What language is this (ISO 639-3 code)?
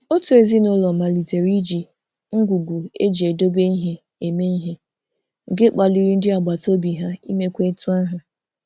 ibo